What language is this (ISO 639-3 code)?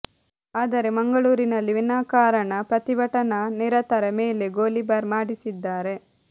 kan